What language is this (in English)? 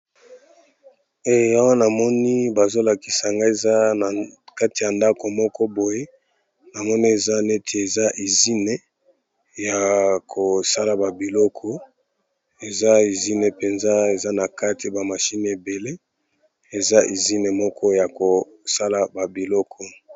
Lingala